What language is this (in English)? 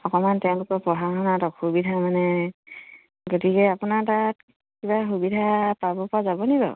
Assamese